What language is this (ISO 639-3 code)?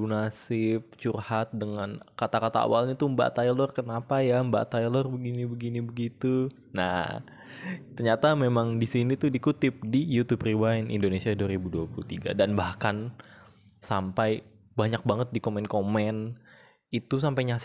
ind